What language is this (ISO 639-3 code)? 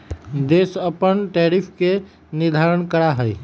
mag